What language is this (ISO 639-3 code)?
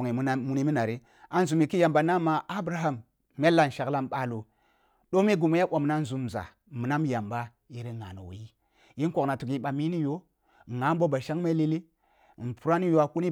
bbu